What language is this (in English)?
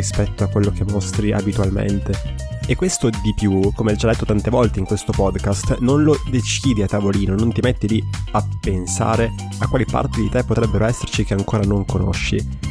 Italian